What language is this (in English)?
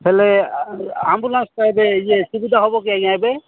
Odia